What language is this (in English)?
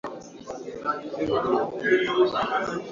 Swahili